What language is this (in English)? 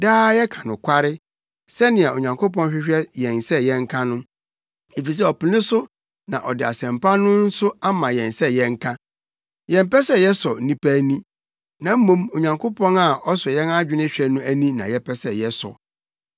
Akan